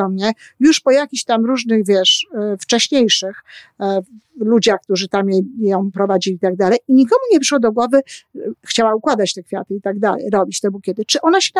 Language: Polish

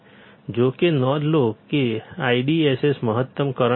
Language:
Gujarati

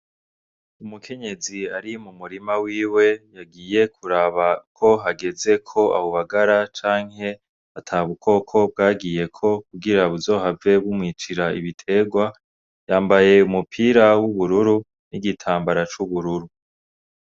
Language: Rundi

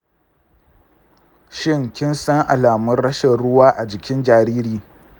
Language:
Hausa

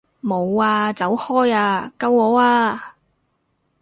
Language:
Cantonese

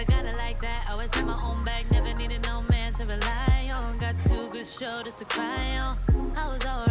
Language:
Chinese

